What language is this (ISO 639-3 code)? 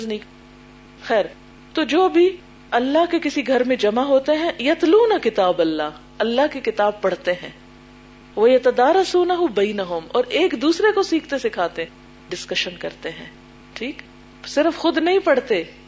urd